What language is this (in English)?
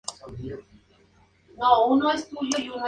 Spanish